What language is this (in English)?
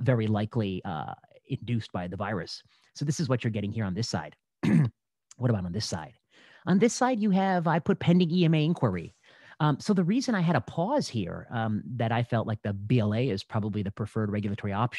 English